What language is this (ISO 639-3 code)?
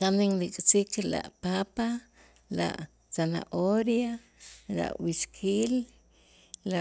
itz